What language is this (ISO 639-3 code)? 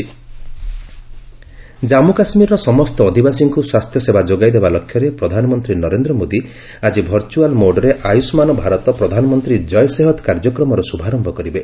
ori